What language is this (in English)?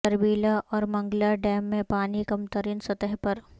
Urdu